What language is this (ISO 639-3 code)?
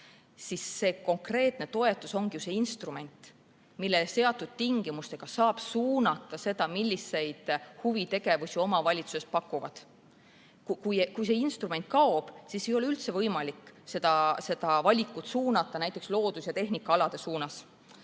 est